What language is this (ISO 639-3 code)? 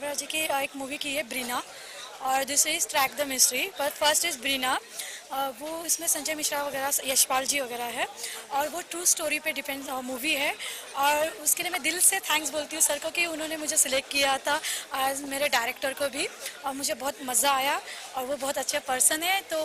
hin